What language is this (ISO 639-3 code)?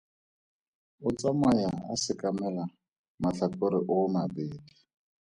tsn